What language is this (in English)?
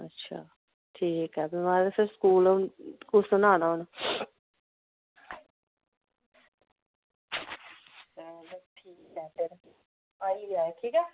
Dogri